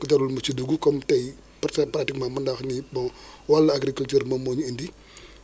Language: Wolof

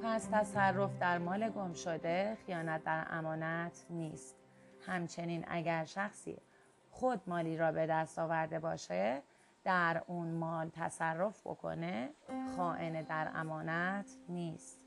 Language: Persian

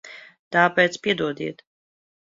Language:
Latvian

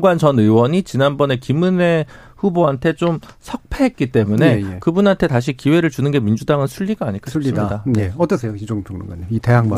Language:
Korean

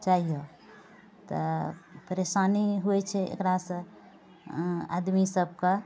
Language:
Maithili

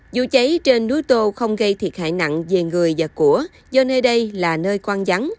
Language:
Vietnamese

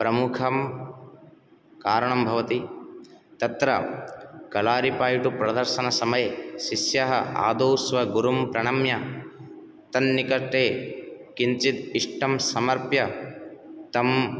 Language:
Sanskrit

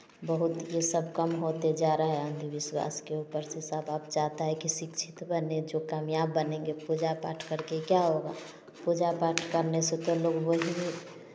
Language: Hindi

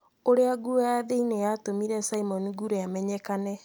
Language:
Kikuyu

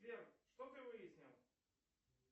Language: Russian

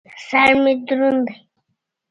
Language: Pashto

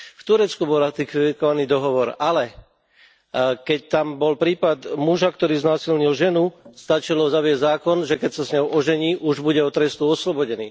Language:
Slovak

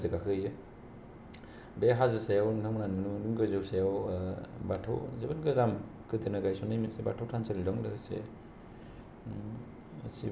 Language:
Bodo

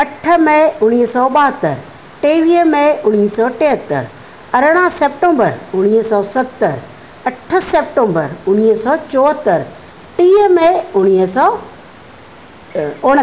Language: Sindhi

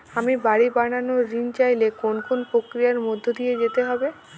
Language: Bangla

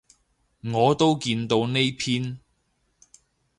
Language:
Cantonese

